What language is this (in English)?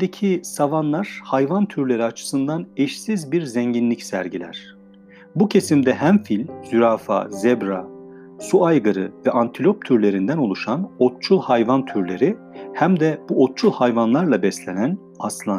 Turkish